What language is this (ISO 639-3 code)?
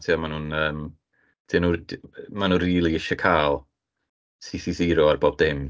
cym